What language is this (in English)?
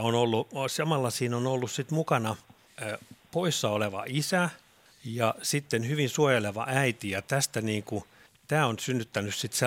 Finnish